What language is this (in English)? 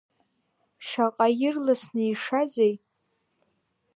Abkhazian